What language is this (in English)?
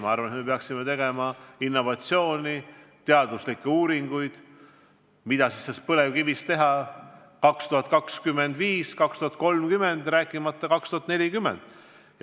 Estonian